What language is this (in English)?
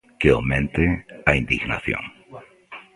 Galician